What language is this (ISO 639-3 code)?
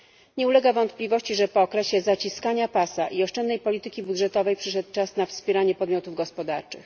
pol